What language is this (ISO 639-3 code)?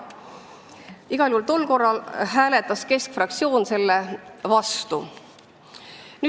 est